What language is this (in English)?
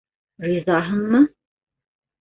Bashkir